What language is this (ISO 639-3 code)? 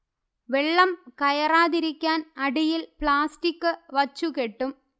mal